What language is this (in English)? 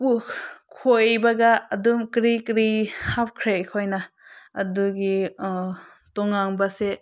Manipuri